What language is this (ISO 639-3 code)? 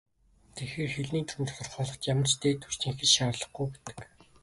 mon